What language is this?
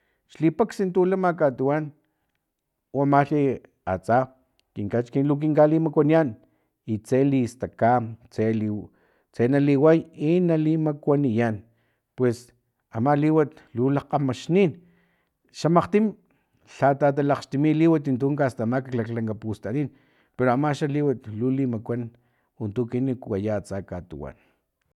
Filomena Mata-Coahuitlán Totonac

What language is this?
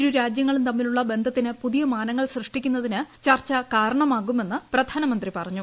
Malayalam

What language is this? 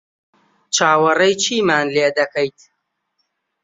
Central Kurdish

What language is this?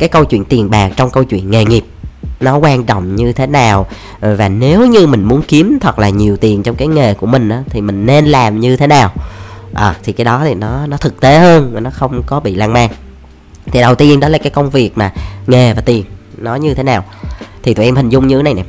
Vietnamese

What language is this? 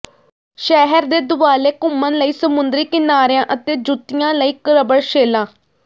Punjabi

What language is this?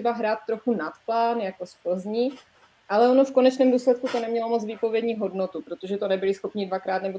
Czech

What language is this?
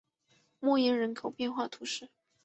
Chinese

